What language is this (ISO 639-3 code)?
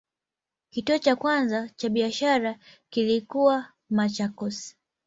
swa